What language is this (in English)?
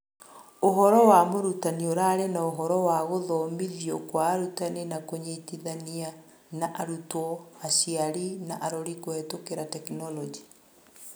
Kikuyu